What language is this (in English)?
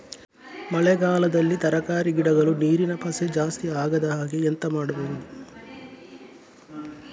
Kannada